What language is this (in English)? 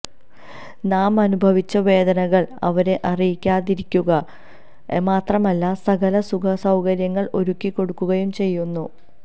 Malayalam